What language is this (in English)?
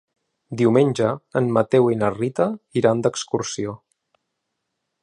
Catalan